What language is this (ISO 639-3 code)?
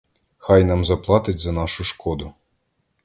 ukr